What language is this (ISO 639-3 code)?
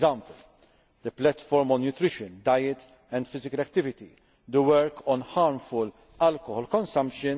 eng